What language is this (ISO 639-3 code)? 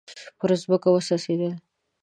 pus